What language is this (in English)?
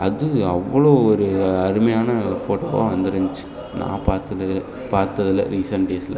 Tamil